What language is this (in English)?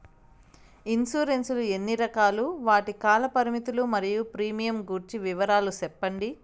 Telugu